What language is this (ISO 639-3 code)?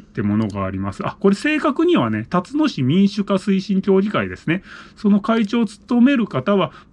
jpn